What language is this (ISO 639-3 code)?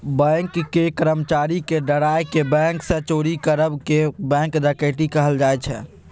mai